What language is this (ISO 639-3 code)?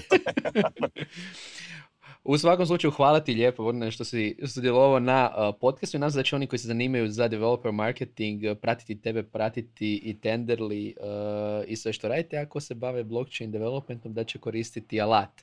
hrv